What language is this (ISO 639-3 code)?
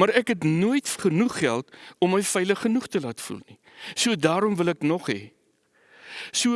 nld